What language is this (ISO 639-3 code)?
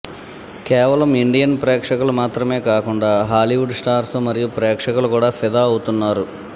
tel